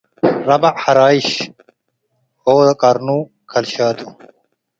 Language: Tigre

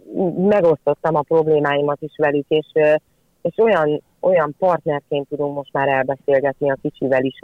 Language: Hungarian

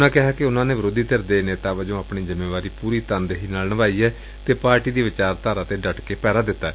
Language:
Punjabi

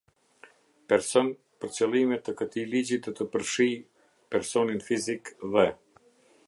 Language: Albanian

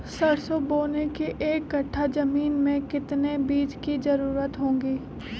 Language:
Magahi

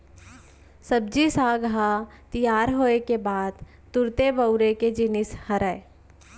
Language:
Chhattisgarhi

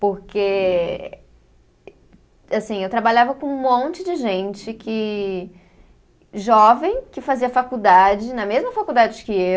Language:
Portuguese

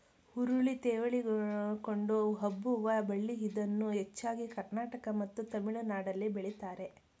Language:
Kannada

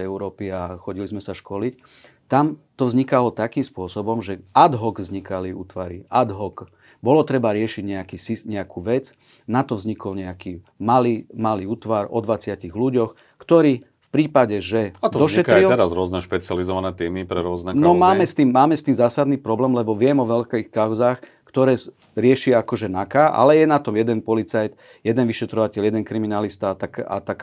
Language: Slovak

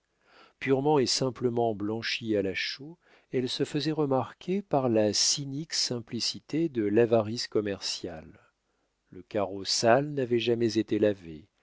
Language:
French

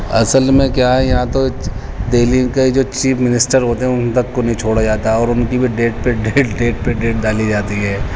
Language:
Urdu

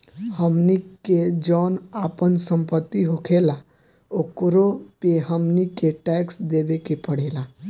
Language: Bhojpuri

